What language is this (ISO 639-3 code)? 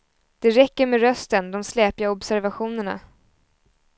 swe